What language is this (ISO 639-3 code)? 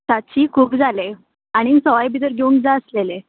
kok